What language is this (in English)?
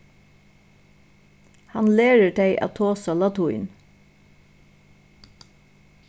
Faroese